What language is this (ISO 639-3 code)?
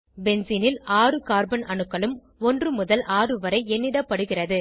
tam